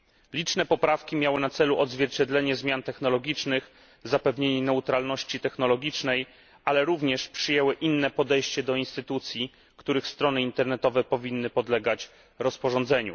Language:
Polish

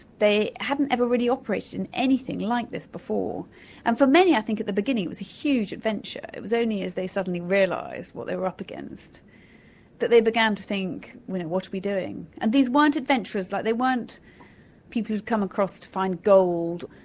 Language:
English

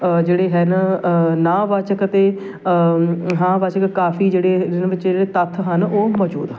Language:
Punjabi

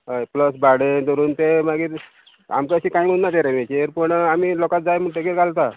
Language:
Konkani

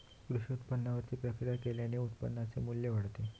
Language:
Marathi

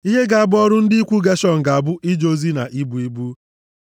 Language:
Igbo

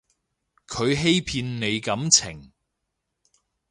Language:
Cantonese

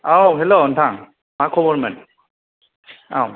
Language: Bodo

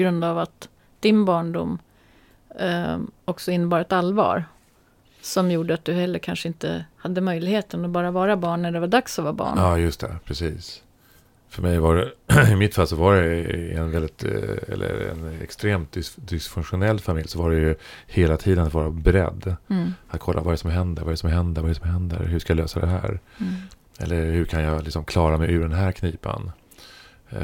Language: Swedish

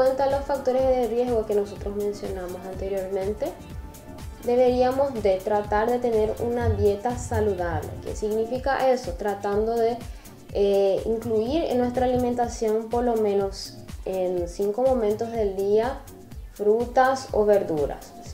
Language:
Spanish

